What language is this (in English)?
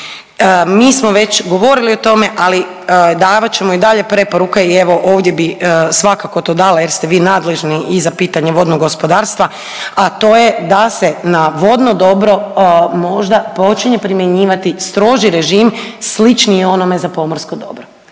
Croatian